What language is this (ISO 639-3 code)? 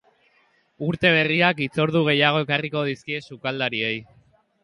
eus